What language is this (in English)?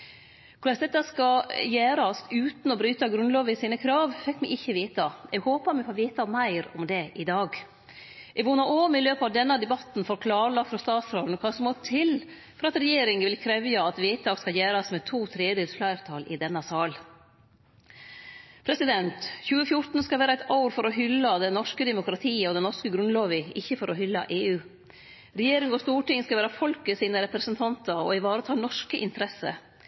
Norwegian Nynorsk